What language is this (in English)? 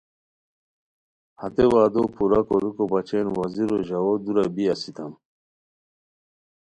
Khowar